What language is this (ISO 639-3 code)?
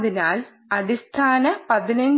mal